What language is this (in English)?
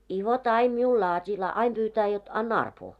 Finnish